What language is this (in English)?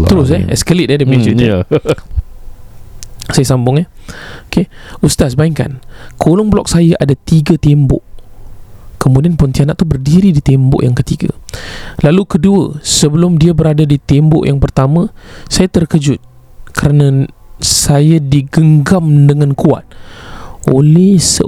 Malay